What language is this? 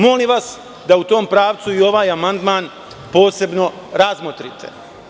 Serbian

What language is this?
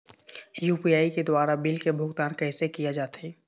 Chhattisgarhi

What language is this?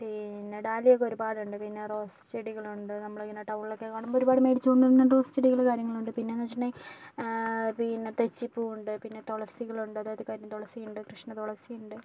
Malayalam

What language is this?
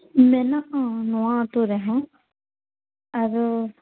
Santali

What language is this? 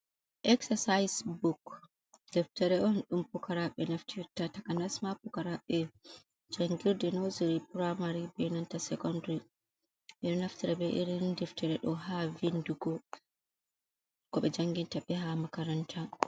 Fula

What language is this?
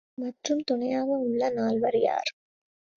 Tamil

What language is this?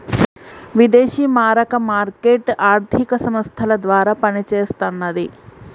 Telugu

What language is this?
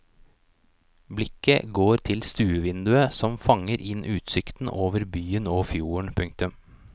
Norwegian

